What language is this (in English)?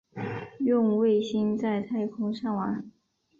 Chinese